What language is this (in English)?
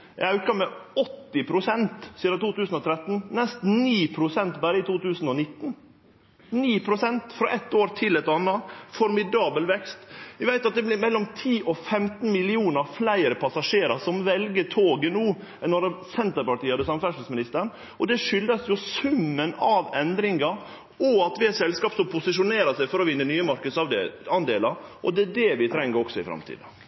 Norwegian Nynorsk